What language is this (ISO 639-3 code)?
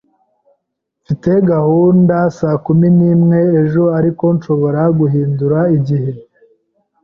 kin